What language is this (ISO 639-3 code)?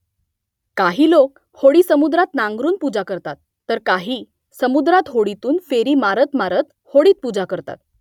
mar